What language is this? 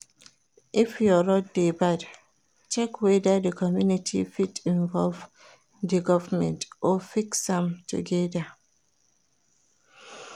Nigerian Pidgin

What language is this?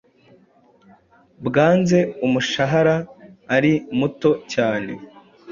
Kinyarwanda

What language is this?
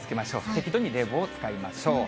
Japanese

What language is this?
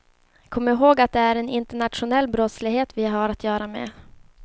Swedish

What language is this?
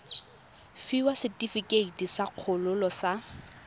Tswana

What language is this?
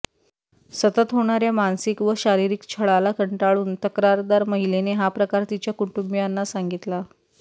Marathi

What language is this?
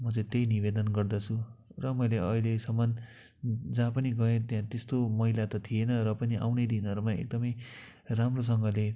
Nepali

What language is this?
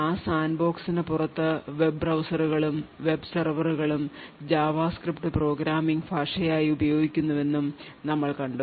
Malayalam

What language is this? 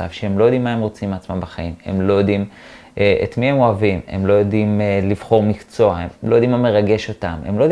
Hebrew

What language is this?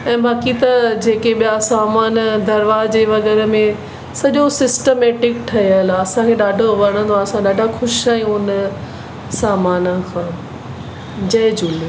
Sindhi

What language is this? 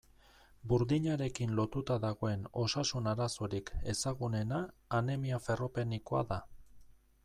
Basque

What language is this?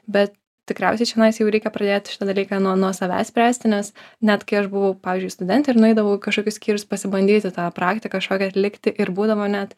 Lithuanian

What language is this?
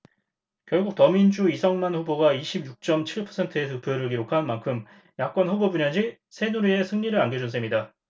Korean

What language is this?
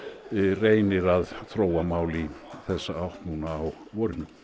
Icelandic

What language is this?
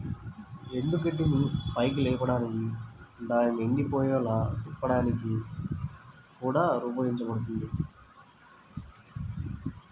Telugu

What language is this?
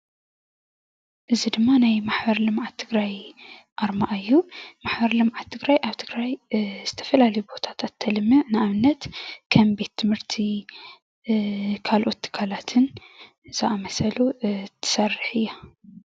Tigrinya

